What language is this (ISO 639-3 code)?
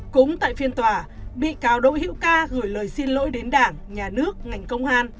vie